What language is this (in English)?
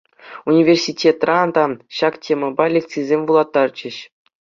Chuvash